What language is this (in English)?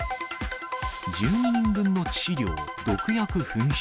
Japanese